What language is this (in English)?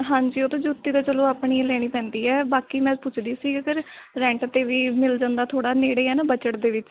Punjabi